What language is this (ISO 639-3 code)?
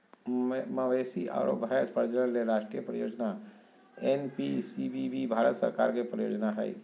mag